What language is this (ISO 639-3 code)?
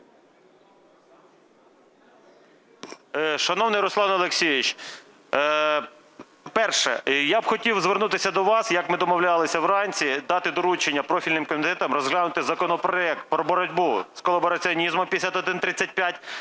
ukr